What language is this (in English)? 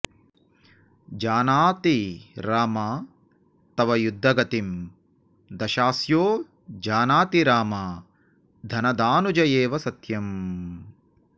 Sanskrit